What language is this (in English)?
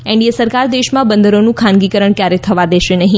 Gujarati